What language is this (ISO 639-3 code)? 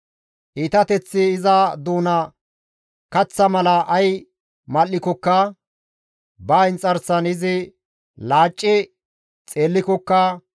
gmv